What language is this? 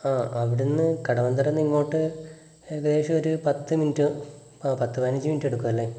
Malayalam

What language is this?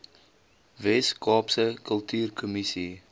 Afrikaans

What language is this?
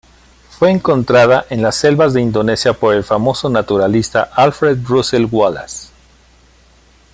Spanish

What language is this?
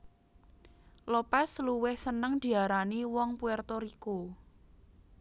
Javanese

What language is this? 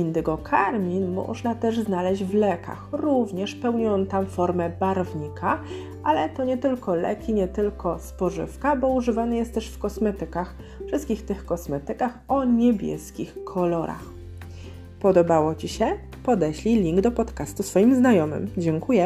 Polish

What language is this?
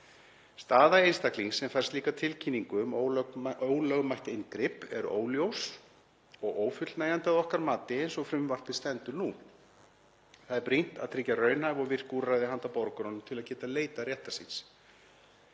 Icelandic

